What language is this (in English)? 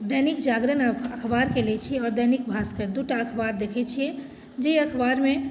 Maithili